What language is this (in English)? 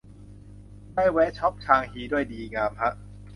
Thai